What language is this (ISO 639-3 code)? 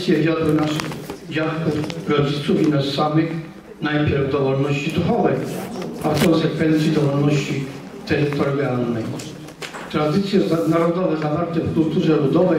pol